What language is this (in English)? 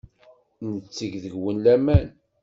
Kabyle